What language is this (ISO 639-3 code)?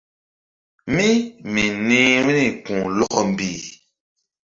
mdd